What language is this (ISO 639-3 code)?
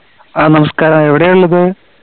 mal